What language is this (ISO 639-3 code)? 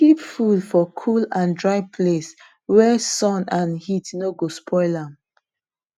pcm